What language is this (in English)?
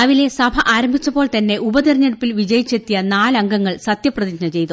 Malayalam